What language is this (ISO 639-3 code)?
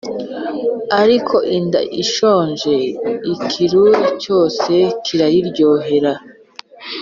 kin